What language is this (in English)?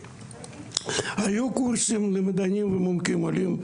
Hebrew